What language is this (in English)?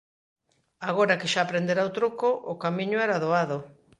Galician